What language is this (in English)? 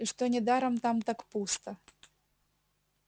Russian